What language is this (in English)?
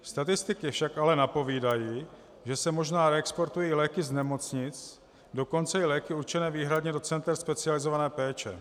Czech